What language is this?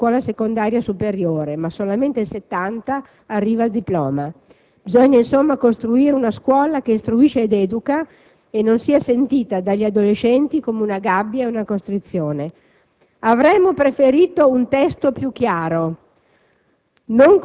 Italian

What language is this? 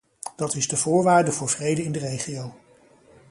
Dutch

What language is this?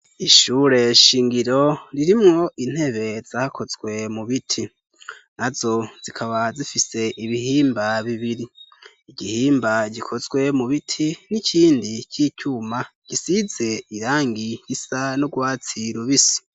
Rundi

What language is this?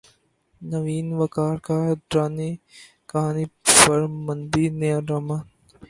Urdu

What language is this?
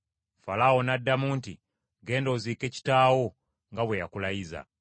Ganda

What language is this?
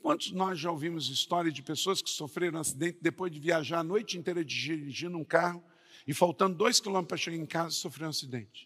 Portuguese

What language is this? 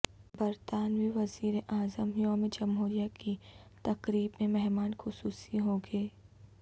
Urdu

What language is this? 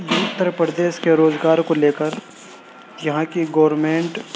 Urdu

